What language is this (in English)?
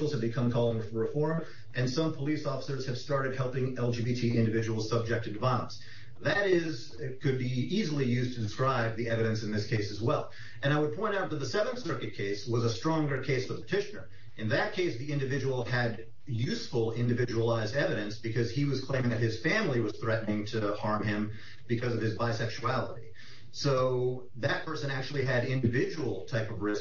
English